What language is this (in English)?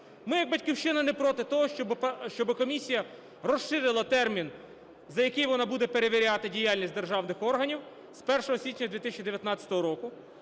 Ukrainian